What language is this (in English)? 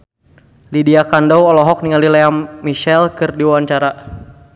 Sundanese